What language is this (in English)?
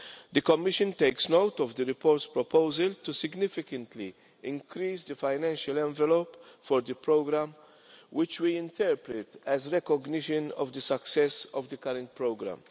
English